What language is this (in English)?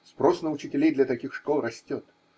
Russian